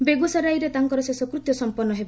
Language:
Odia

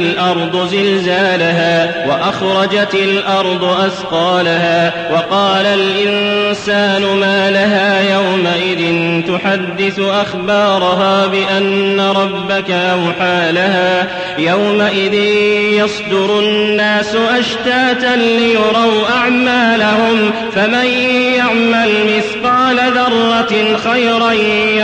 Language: Arabic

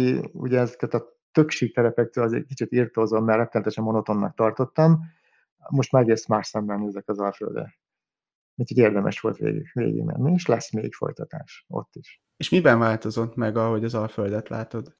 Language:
Hungarian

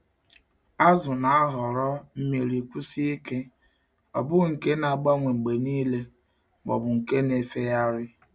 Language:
Igbo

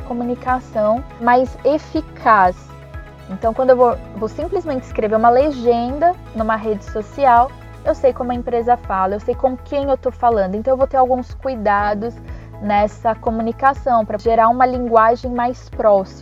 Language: Portuguese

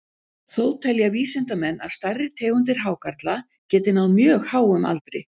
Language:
Icelandic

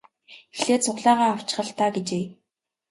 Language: Mongolian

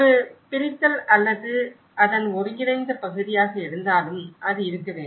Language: Tamil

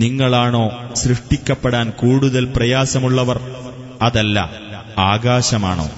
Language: Malayalam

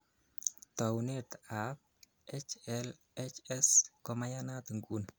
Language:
Kalenjin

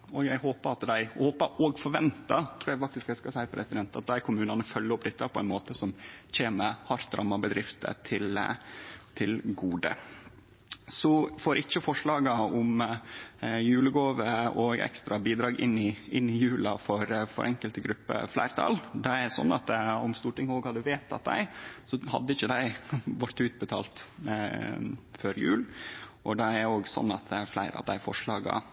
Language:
Norwegian Nynorsk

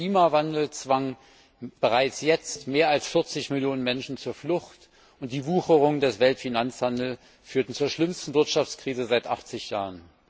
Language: German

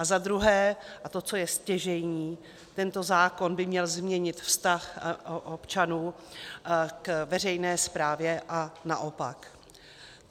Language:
Czech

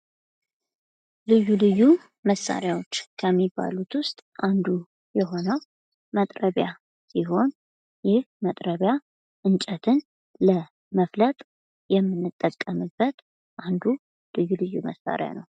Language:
Amharic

